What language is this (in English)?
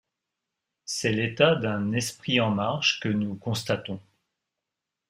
French